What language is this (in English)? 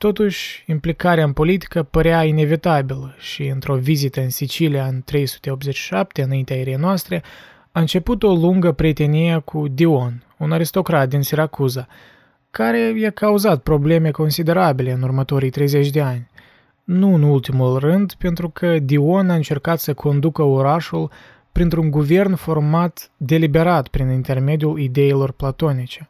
Romanian